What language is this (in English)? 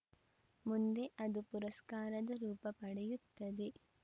Kannada